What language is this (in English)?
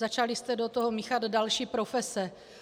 Czech